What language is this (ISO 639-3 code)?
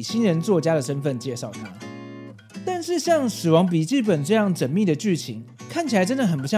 zho